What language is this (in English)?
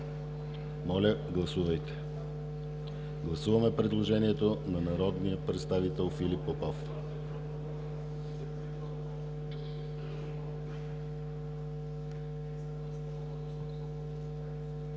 Bulgarian